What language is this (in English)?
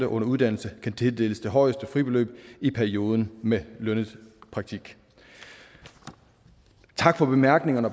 Danish